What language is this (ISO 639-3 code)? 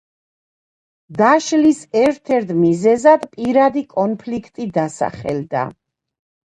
kat